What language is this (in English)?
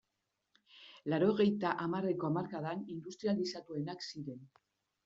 Basque